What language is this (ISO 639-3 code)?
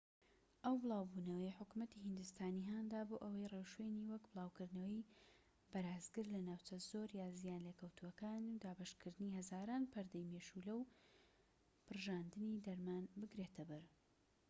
ckb